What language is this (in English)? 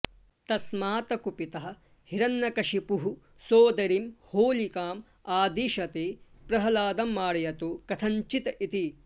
Sanskrit